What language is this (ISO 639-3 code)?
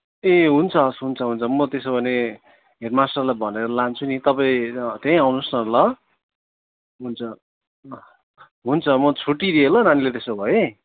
nep